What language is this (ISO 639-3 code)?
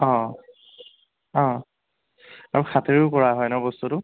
asm